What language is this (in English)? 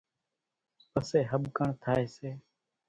Kachi Koli